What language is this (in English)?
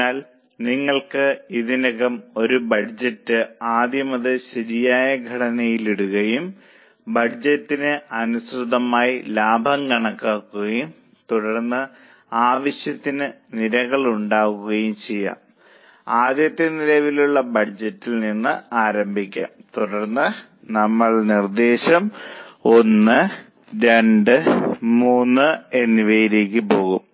Malayalam